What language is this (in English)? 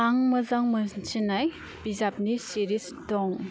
Bodo